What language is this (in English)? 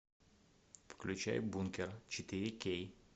Russian